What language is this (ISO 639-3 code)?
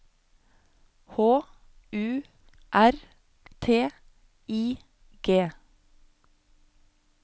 nor